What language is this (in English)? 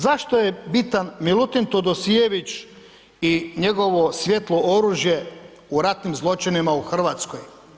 Croatian